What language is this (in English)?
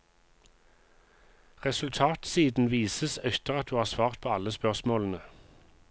Norwegian